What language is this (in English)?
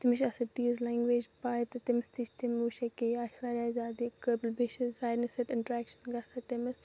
Kashmiri